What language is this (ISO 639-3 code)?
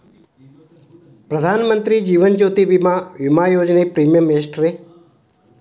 kan